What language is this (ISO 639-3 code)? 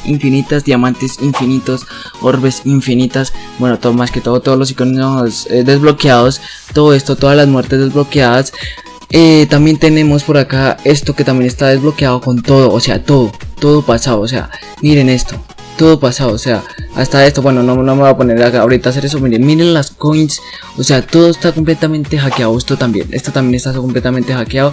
spa